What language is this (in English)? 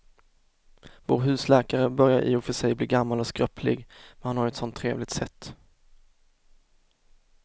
Swedish